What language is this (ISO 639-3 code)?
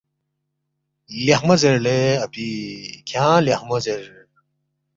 bft